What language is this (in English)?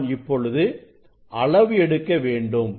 Tamil